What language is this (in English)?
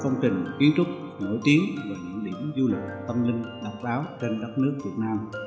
Vietnamese